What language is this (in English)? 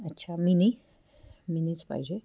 Marathi